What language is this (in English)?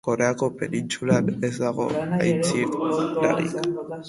Basque